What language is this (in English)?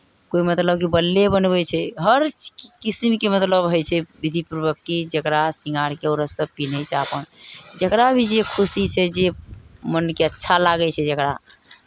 Maithili